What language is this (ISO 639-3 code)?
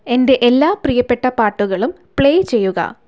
mal